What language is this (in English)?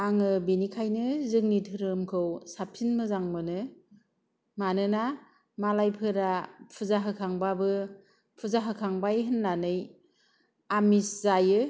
Bodo